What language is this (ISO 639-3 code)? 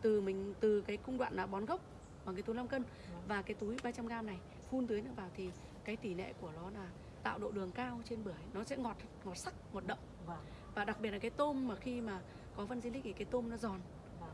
vie